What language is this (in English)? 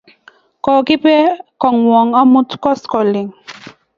Kalenjin